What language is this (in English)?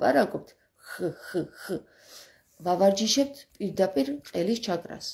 Romanian